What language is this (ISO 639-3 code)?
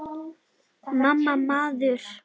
isl